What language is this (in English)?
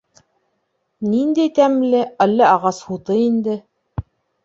Bashkir